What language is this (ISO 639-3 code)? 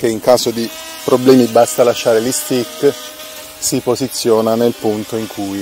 ita